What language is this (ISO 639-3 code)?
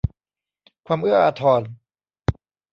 tha